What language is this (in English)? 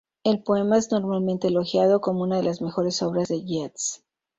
Spanish